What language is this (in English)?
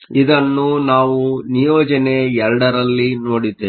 Kannada